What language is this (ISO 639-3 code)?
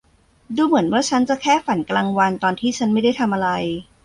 tha